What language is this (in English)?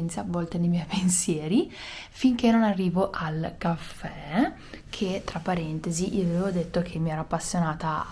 Italian